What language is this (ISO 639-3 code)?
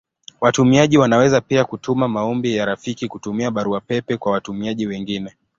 swa